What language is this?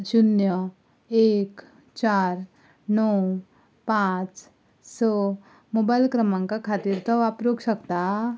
Konkani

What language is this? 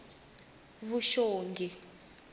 Tsonga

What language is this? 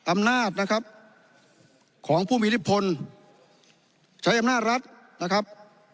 Thai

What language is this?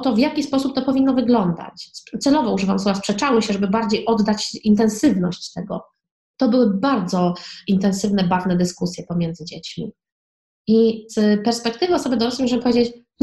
Polish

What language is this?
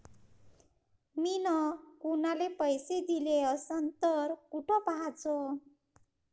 Marathi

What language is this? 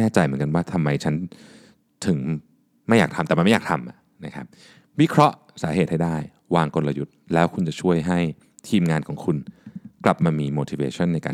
Thai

